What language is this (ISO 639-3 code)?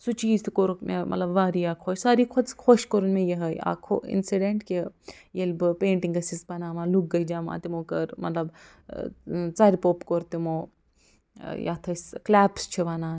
kas